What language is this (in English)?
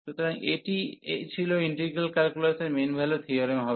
Bangla